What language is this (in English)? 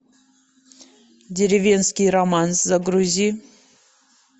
Russian